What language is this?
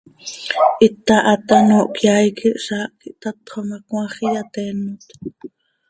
Seri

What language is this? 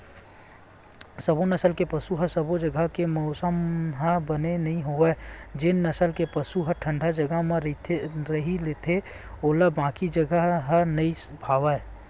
Chhattisgarhi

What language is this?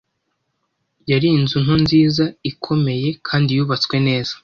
Kinyarwanda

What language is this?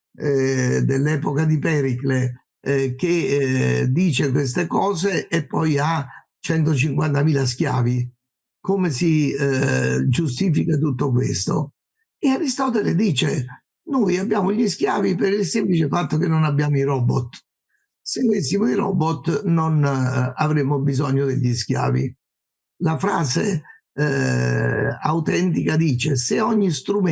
Italian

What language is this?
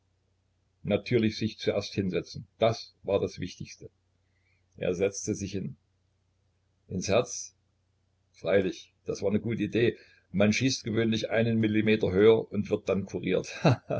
German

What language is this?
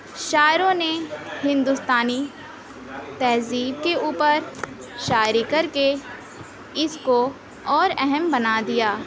Urdu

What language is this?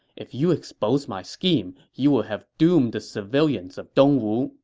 English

